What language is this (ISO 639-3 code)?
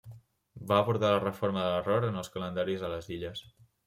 cat